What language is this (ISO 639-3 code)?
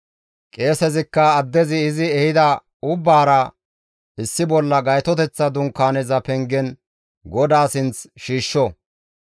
gmv